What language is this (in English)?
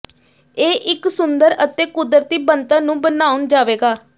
Punjabi